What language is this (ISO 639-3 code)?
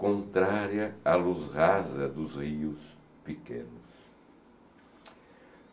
por